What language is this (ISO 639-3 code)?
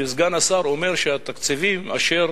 heb